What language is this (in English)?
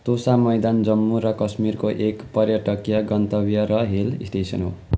Nepali